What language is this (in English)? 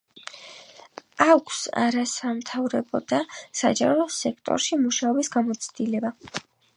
Georgian